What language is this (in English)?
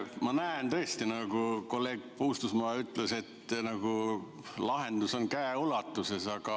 Estonian